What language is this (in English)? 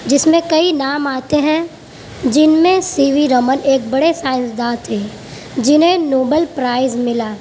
Urdu